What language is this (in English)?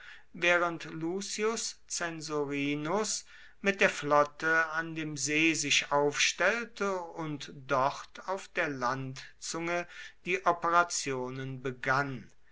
German